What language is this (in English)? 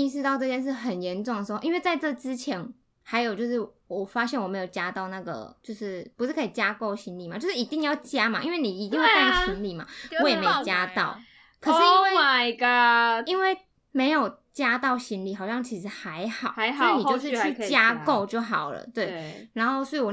Chinese